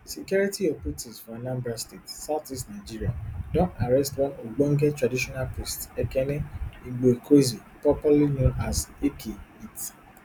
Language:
Nigerian Pidgin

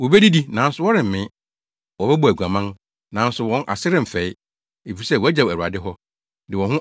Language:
Akan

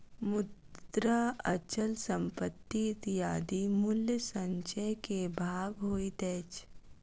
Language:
Maithili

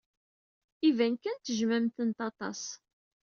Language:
Kabyle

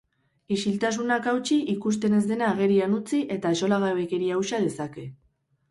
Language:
Basque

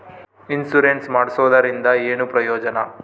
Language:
Kannada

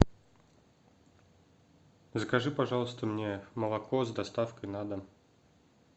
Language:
Russian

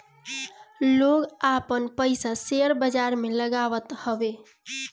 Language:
Bhojpuri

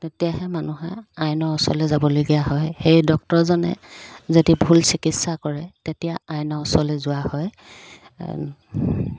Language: Assamese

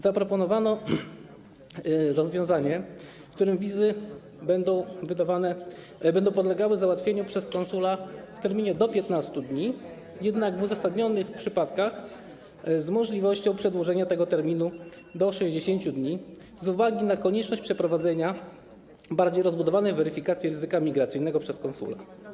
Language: Polish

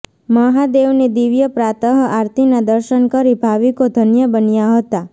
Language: Gujarati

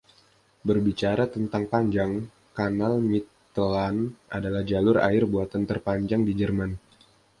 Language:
Indonesian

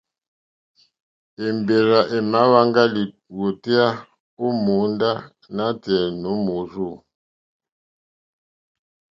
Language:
Mokpwe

